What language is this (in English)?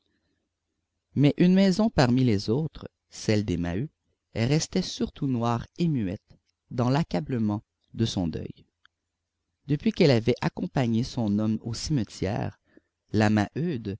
French